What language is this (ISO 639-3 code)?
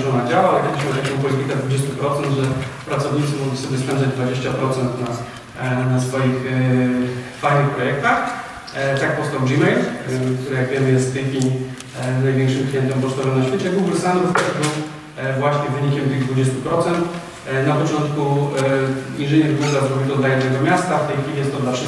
pol